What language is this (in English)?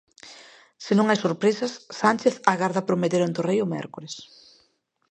Galician